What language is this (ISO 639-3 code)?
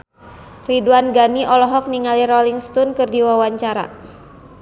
sun